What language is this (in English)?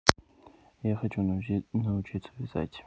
Russian